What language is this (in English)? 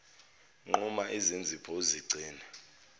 Zulu